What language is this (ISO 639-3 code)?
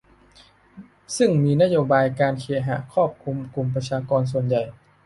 tha